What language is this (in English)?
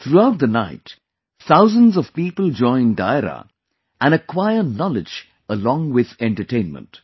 English